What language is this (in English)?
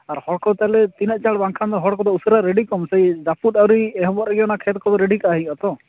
Santali